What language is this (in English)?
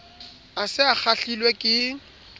Southern Sotho